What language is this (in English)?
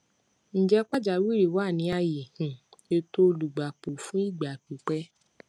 Yoruba